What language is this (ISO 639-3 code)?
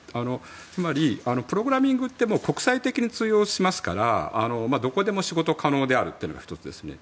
jpn